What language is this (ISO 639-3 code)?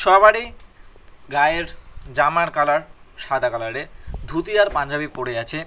ben